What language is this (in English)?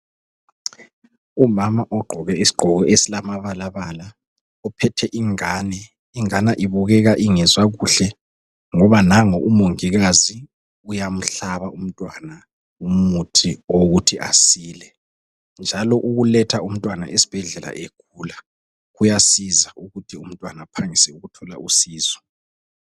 North Ndebele